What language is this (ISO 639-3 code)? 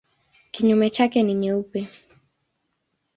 swa